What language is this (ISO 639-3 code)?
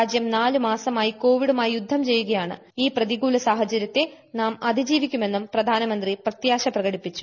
mal